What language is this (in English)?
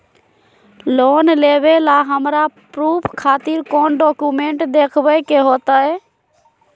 Magahi